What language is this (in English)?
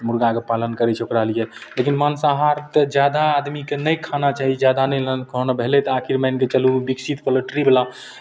Maithili